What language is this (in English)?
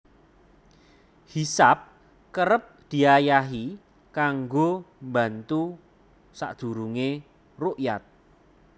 Javanese